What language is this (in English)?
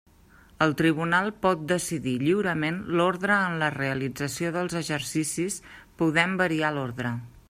Catalan